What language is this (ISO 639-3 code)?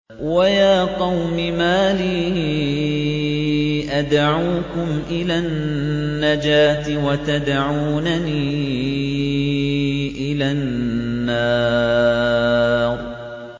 ara